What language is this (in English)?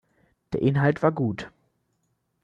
German